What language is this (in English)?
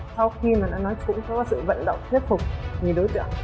Vietnamese